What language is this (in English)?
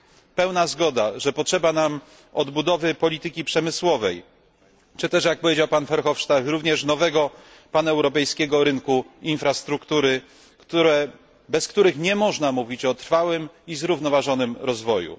Polish